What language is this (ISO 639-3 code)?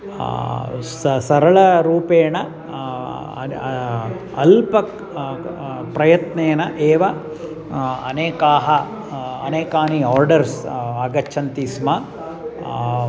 san